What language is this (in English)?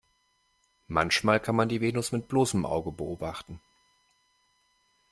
German